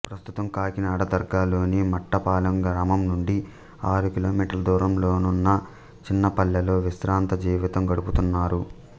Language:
Telugu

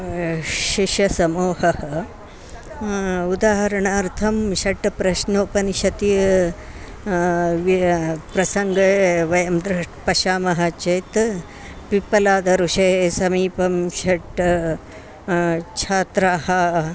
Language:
Sanskrit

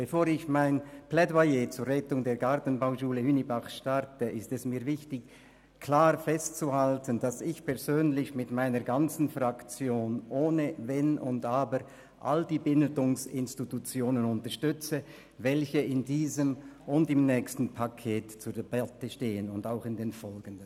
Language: Swiss German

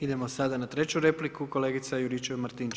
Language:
Croatian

